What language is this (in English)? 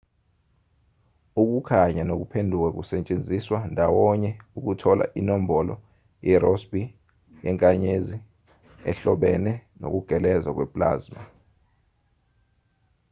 Zulu